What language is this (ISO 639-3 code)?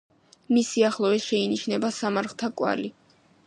kat